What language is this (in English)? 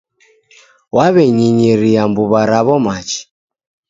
Taita